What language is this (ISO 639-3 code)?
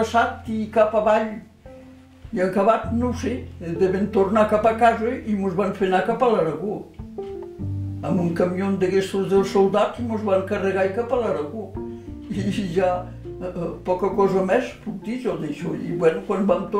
fra